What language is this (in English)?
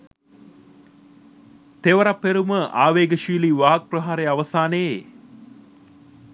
Sinhala